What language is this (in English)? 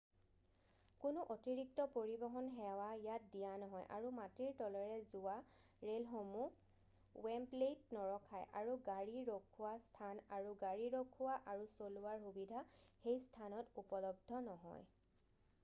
Assamese